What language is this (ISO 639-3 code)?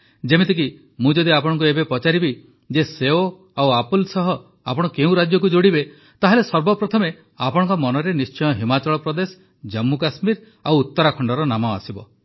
ori